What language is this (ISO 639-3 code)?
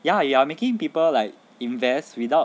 eng